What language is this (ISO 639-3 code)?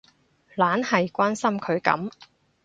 yue